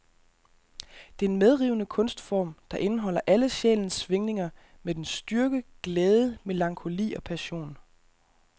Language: Danish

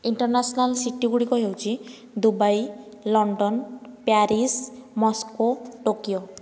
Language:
Odia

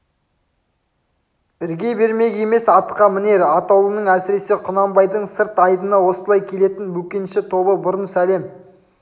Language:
Kazakh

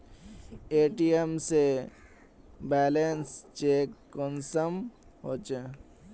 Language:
Magahi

